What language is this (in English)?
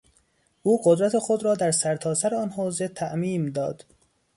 Persian